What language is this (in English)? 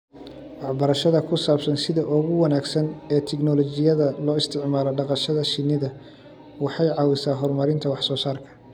Somali